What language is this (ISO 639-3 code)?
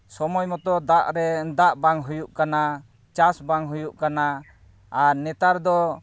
sat